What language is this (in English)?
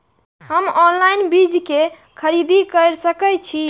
Maithili